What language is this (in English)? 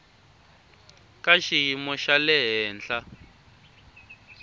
Tsonga